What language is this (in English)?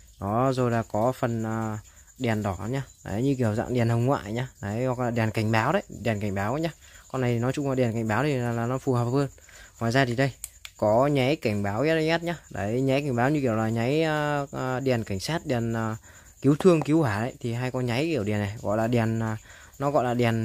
Vietnamese